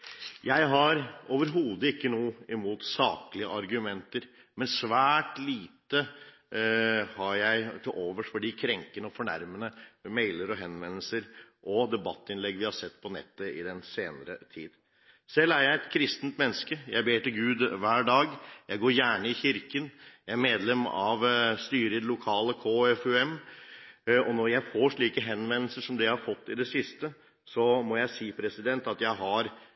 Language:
Norwegian Bokmål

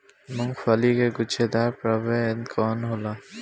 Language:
Bhojpuri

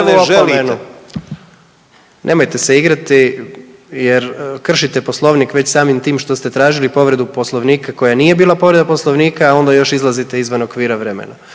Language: Croatian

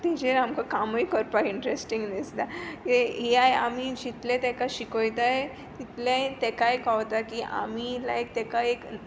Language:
Konkani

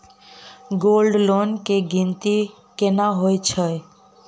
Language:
Maithili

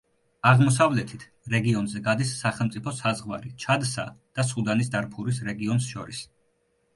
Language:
Georgian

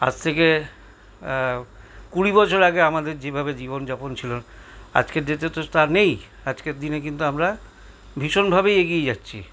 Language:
Bangla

